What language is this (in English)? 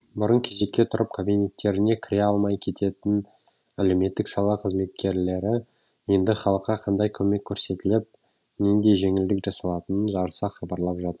Kazakh